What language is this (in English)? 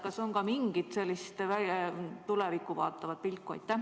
Estonian